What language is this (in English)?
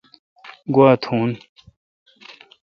Kalkoti